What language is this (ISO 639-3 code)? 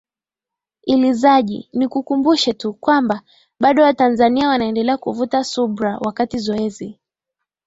swa